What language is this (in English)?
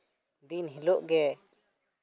Santali